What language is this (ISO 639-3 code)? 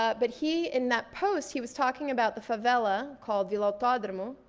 eng